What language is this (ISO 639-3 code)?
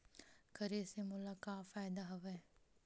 hne